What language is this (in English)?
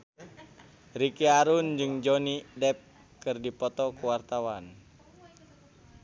Sundanese